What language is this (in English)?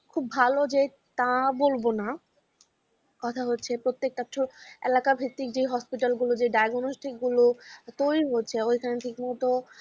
Bangla